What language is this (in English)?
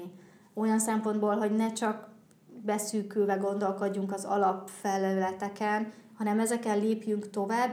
Hungarian